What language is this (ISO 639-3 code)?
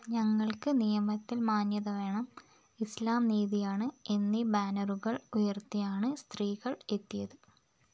mal